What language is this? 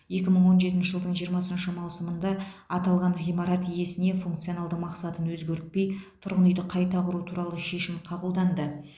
Kazakh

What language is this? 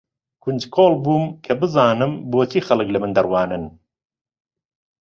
Central Kurdish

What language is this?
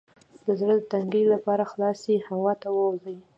Pashto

